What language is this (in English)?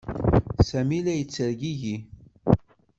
Kabyle